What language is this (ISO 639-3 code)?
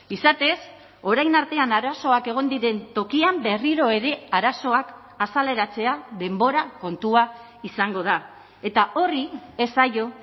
eus